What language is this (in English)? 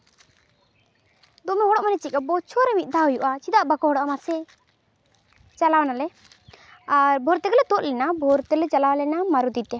Santali